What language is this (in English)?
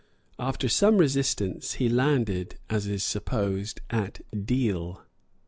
English